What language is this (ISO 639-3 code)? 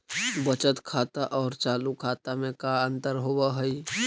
mag